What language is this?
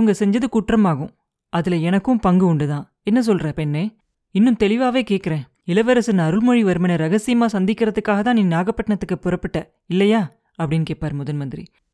Tamil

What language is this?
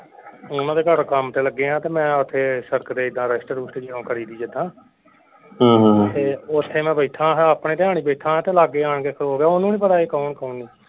Punjabi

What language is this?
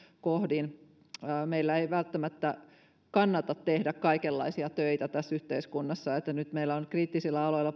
Finnish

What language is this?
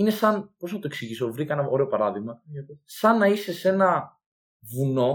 Greek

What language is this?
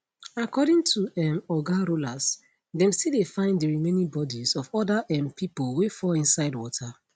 Nigerian Pidgin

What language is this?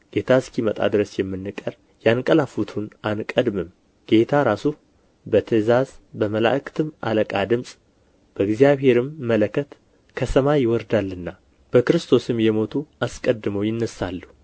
Amharic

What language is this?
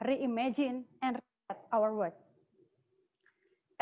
Indonesian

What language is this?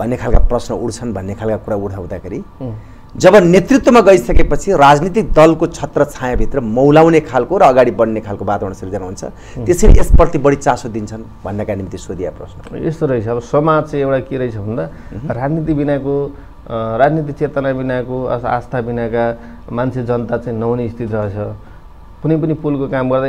Hindi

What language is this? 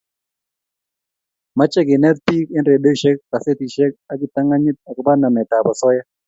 Kalenjin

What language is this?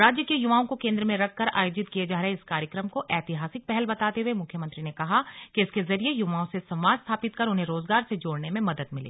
Hindi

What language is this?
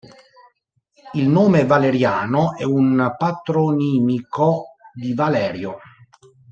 Italian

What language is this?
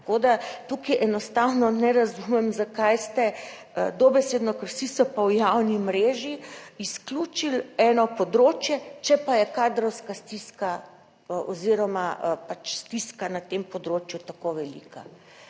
Slovenian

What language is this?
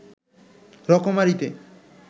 Bangla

